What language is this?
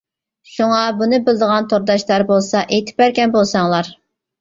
Uyghur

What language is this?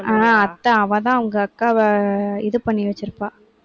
Tamil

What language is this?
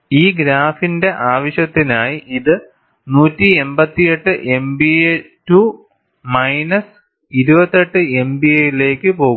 Malayalam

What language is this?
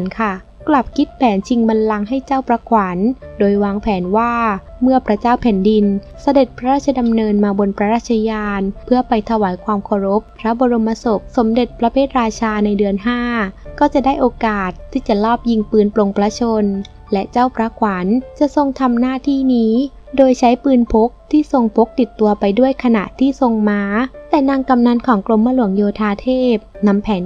Thai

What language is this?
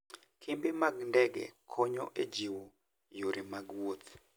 Luo (Kenya and Tanzania)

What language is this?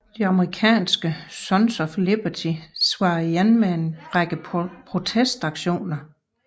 Danish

